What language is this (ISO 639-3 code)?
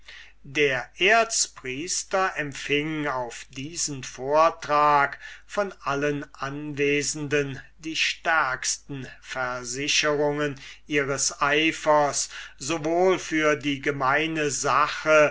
deu